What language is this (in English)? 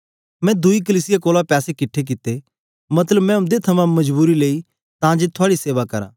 Dogri